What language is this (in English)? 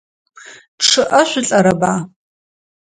Adyghe